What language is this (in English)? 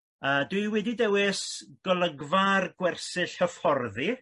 Welsh